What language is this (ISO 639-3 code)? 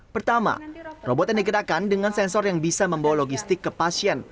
ind